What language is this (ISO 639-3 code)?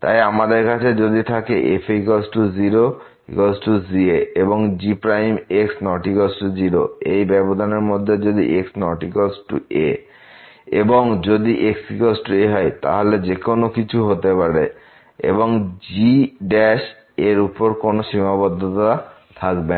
ben